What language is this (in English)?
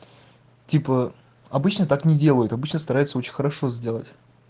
Russian